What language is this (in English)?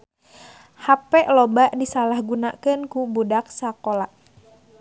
Sundanese